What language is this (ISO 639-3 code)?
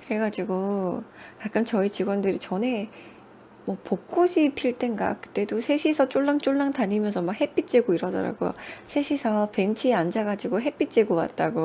kor